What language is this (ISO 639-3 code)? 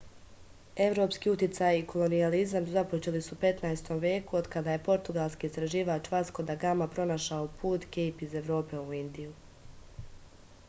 srp